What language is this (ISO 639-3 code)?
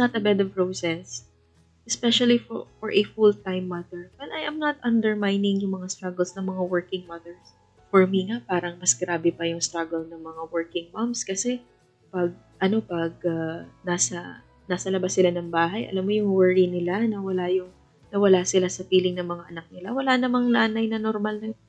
fil